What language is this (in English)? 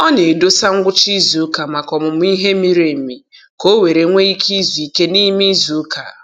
Igbo